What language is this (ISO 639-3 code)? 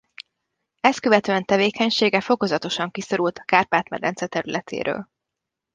hun